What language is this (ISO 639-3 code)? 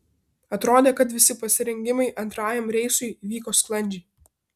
lit